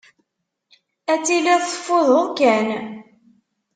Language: Kabyle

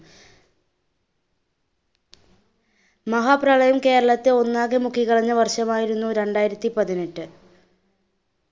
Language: Malayalam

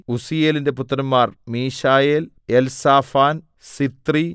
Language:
Malayalam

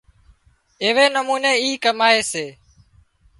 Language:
Wadiyara Koli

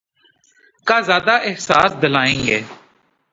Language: Urdu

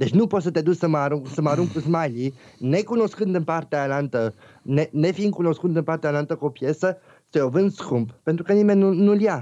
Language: Romanian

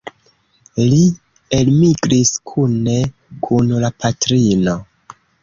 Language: Esperanto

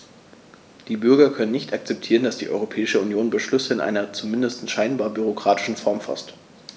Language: German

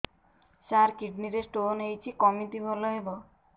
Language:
Odia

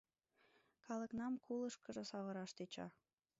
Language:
Mari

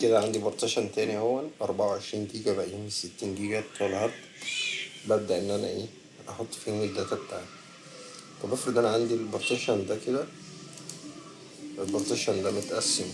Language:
Arabic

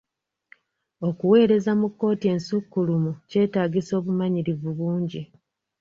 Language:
Ganda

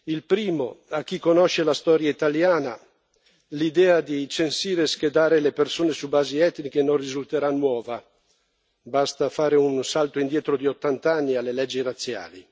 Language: Italian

